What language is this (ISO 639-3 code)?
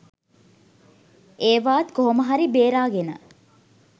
sin